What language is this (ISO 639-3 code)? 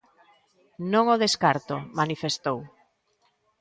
glg